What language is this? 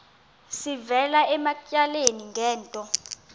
Xhosa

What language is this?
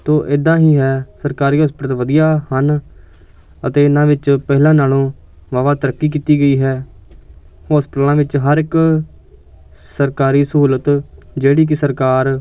Punjabi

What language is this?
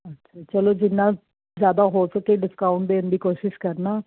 Punjabi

